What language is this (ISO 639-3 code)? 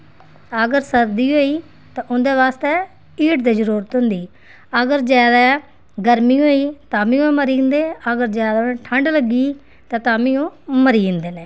doi